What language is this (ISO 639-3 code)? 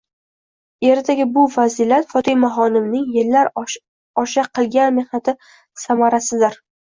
uzb